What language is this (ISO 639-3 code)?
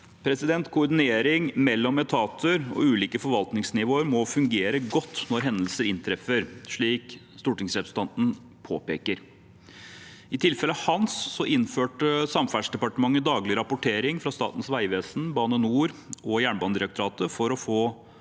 nor